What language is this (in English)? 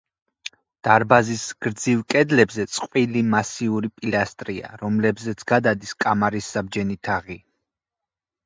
Georgian